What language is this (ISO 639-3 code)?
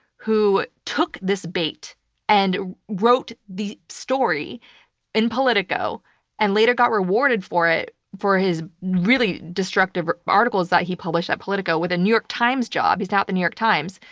eng